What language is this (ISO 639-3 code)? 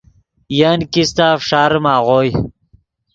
ydg